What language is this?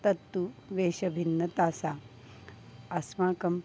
Sanskrit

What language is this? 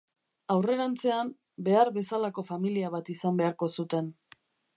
Basque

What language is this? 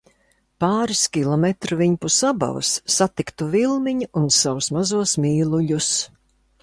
Latvian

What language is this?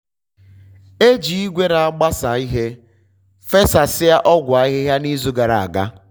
Igbo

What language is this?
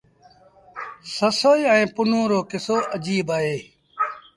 Sindhi Bhil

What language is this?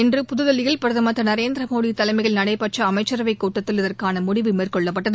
Tamil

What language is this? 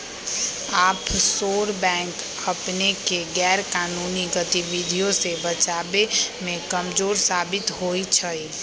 Magahi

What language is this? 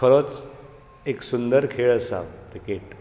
Konkani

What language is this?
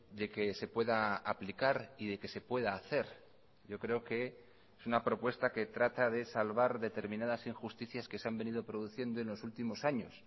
Spanish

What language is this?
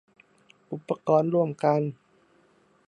Thai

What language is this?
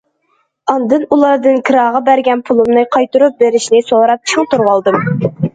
Uyghur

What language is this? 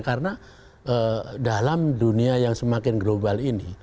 Indonesian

